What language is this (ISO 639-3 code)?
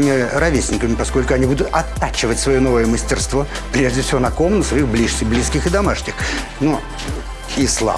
rus